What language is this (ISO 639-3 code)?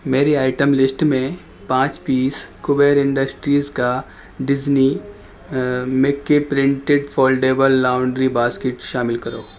urd